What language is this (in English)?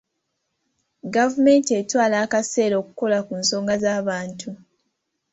Ganda